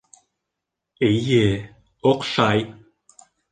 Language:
Bashkir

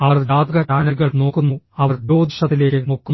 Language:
Malayalam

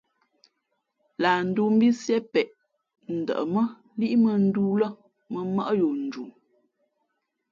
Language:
Fe'fe'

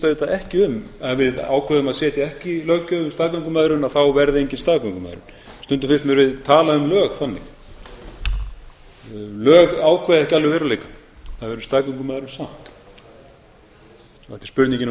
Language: Icelandic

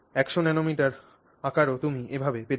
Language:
Bangla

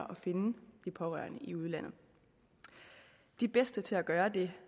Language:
Danish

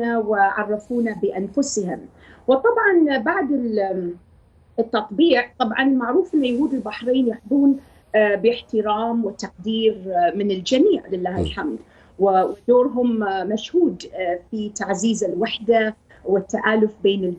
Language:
Arabic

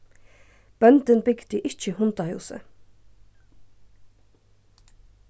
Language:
Faroese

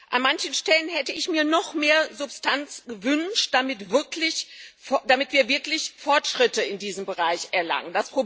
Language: German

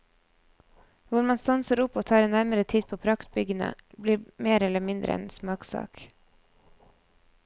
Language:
Norwegian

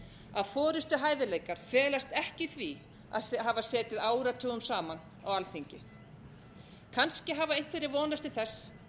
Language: Icelandic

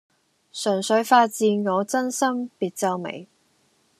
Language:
Cantonese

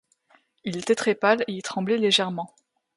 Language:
French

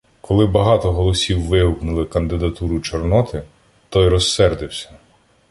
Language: Ukrainian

